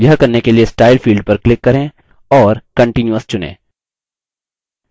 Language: Hindi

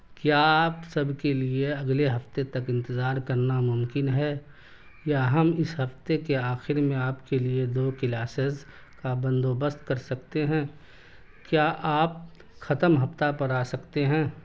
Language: Urdu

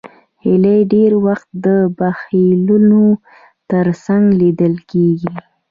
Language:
Pashto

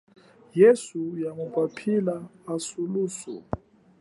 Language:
Chokwe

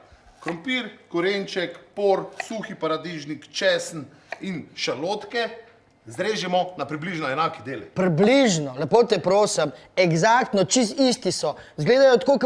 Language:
Slovenian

